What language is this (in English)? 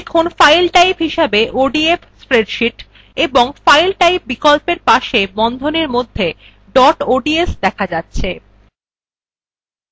Bangla